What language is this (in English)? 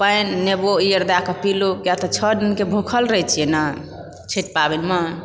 Maithili